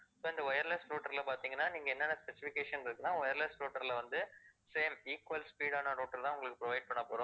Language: Tamil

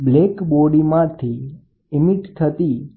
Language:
Gujarati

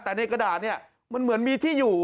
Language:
Thai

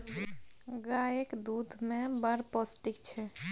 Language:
Maithili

